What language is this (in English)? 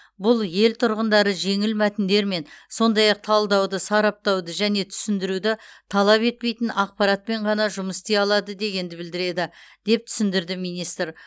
Kazakh